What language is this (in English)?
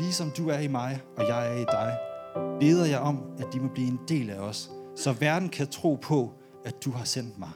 Danish